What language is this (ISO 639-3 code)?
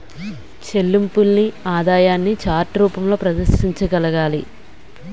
tel